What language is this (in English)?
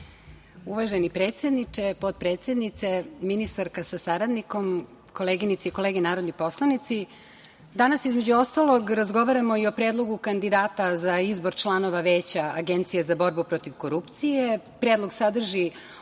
Serbian